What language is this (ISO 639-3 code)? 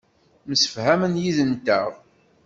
kab